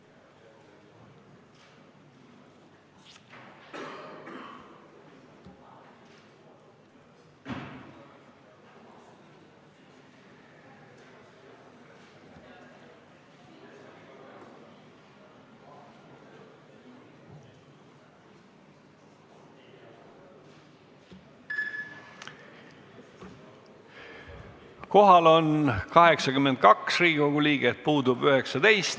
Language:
Estonian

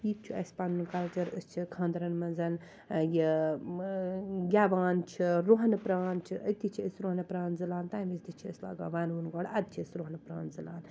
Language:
Kashmiri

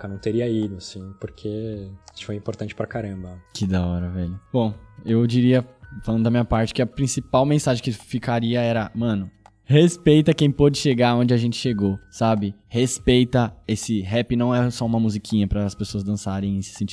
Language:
Portuguese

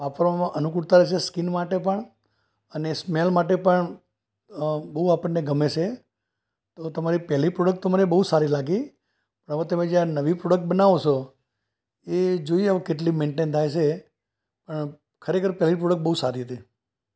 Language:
Gujarati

